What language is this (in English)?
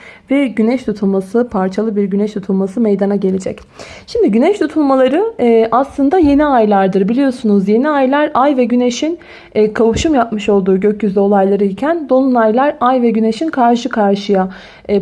Turkish